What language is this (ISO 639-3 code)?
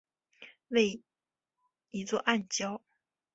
zho